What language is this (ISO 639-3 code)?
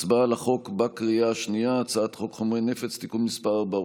heb